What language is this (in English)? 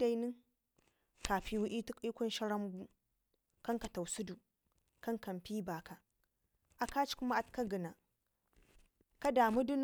Ngizim